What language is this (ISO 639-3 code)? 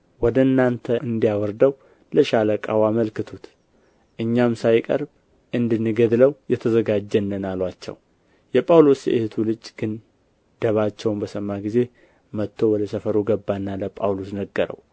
amh